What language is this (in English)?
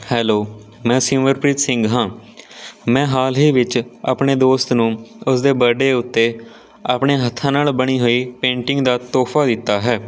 Punjabi